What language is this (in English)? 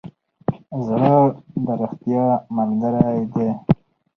Pashto